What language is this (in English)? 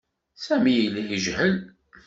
Kabyle